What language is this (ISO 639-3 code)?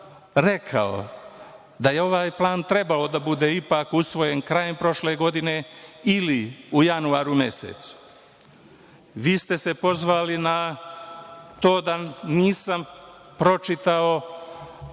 srp